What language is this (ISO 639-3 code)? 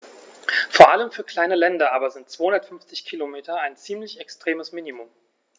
deu